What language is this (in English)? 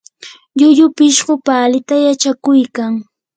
Yanahuanca Pasco Quechua